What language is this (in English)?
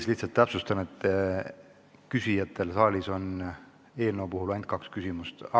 Estonian